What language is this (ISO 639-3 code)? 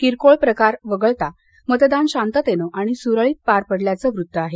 mar